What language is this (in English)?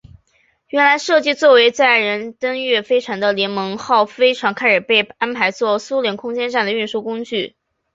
Chinese